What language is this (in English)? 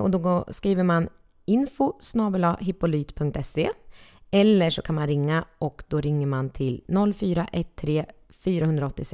Swedish